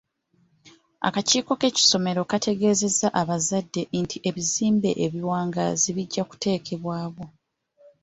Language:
Ganda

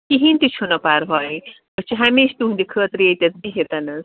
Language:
Kashmiri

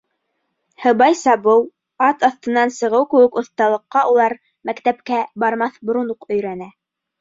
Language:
Bashkir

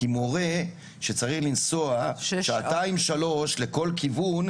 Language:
Hebrew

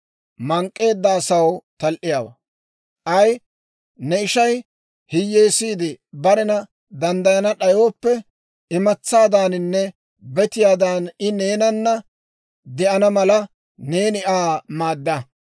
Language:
Dawro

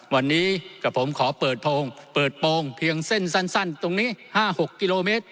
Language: Thai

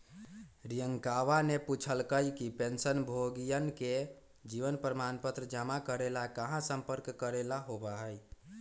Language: Magahi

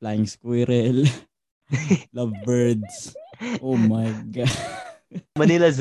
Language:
Filipino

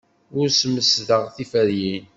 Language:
Kabyle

